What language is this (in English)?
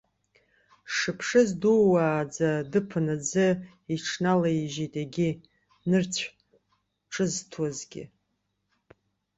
Abkhazian